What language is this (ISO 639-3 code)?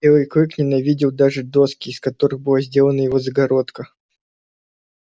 rus